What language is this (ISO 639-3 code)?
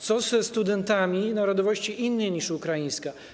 pol